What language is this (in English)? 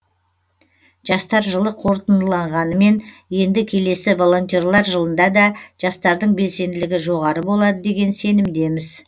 Kazakh